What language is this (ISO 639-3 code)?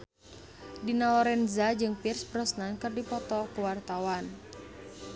sun